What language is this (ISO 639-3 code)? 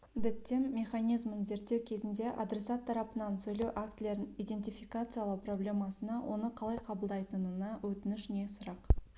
kaz